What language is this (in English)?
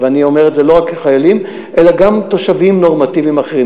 Hebrew